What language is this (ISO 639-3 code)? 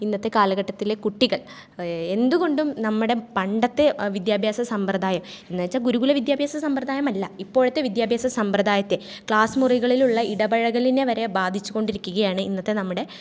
mal